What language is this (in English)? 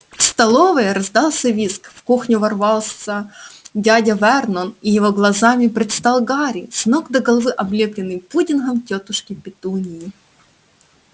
Russian